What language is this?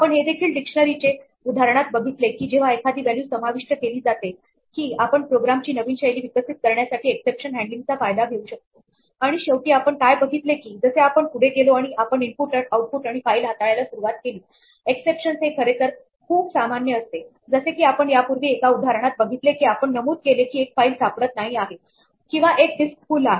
Marathi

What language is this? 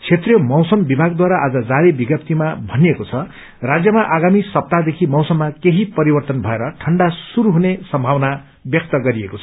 Nepali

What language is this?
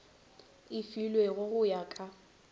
Northern Sotho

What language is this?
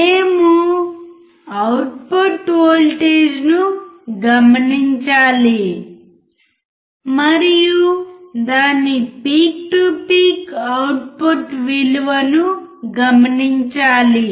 Telugu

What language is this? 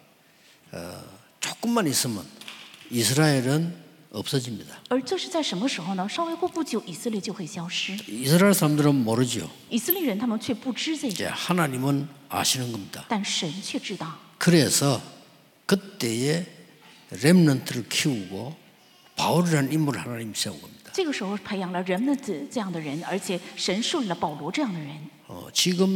Korean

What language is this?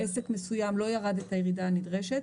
Hebrew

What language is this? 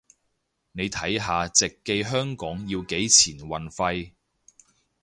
Cantonese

